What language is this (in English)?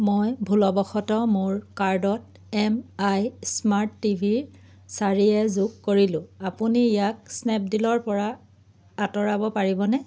Assamese